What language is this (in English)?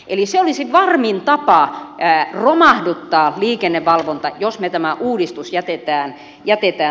Finnish